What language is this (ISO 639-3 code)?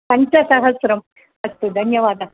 san